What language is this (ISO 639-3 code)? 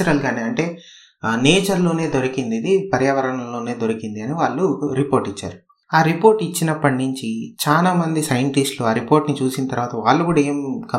tel